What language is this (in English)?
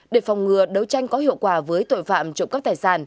Vietnamese